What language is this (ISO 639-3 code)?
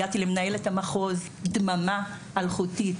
heb